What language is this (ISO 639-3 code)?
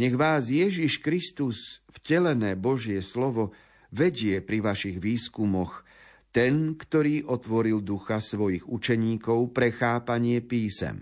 slk